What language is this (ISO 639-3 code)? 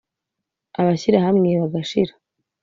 kin